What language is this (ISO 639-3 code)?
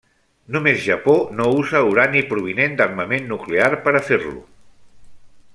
cat